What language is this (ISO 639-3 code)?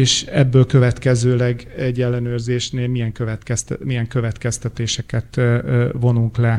hun